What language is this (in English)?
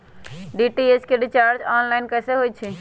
Magahi